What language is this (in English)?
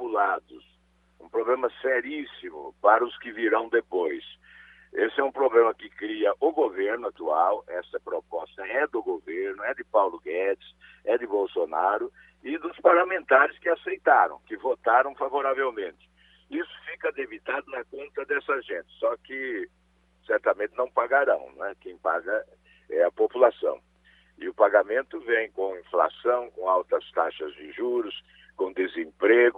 Portuguese